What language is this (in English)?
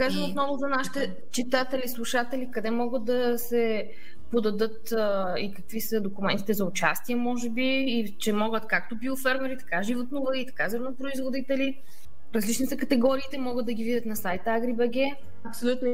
Bulgarian